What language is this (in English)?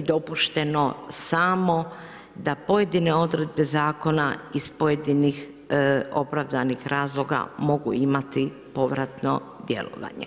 Croatian